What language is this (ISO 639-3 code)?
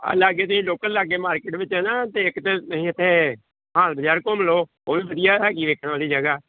pan